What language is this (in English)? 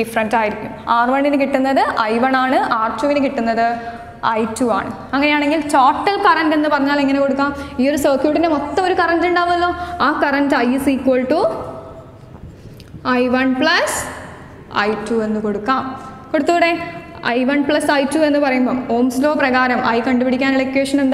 Dutch